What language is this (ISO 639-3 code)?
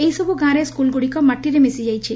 ori